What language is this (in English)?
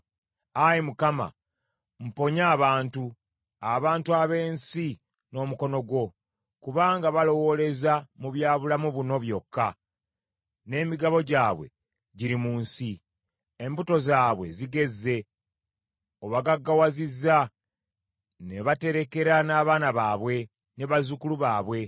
Ganda